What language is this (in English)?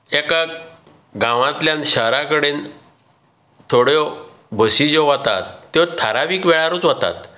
Konkani